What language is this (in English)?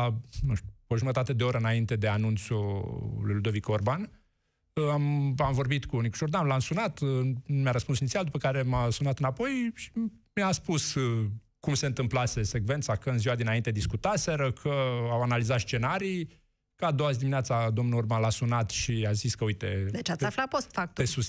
Romanian